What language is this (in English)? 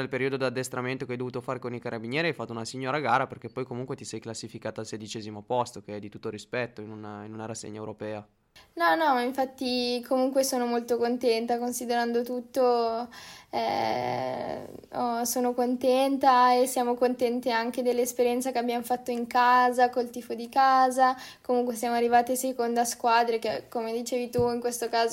Italian